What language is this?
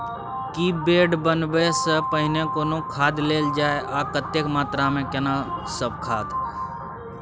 Maithili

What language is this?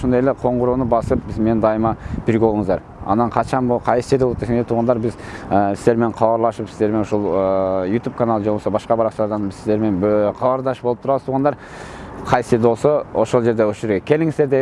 Turkish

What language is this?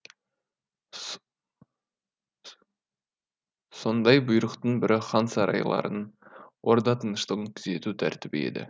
Kazakh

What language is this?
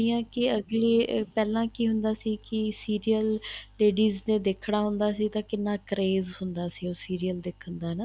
Punjabi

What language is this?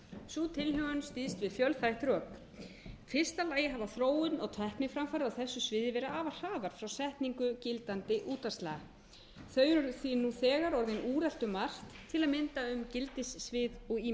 Icelandic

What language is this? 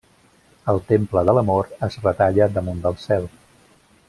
Catalan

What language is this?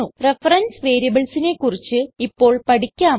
Malayalam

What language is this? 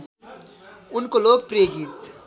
Nepali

